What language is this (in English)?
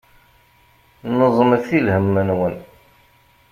Kabyle